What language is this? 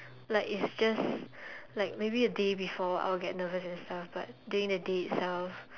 English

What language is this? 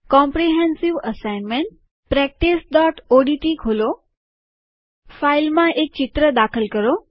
Gujarati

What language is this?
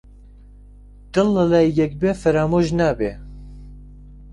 Central Kurdish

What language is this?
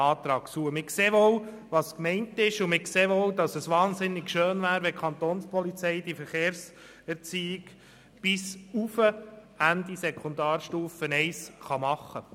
Swiss German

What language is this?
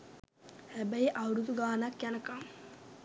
Sinhala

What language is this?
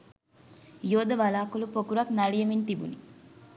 Sinhala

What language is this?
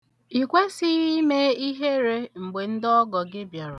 Igbo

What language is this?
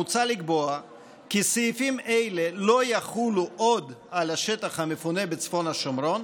Hebrew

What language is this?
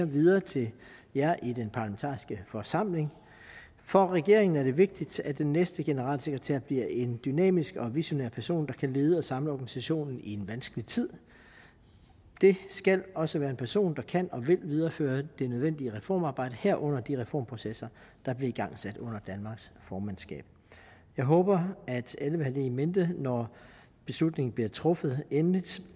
Danish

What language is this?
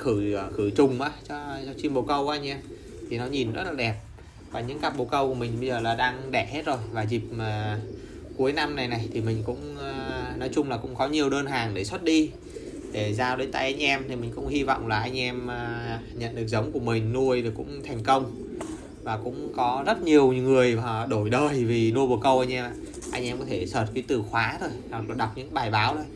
Vietnamese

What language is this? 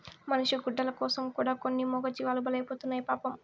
Telugu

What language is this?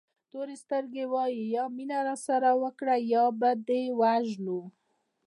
Pashto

